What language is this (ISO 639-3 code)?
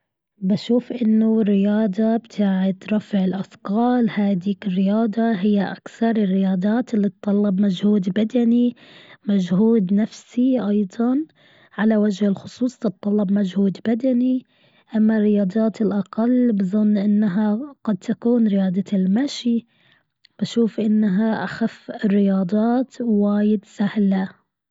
afb